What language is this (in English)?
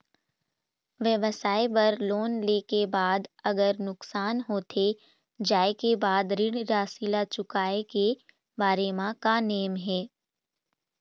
Chhattisgarhi